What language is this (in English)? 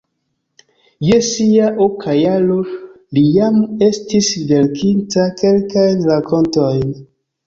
Esperanto